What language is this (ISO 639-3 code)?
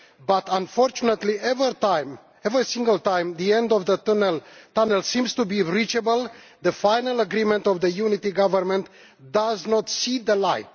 eng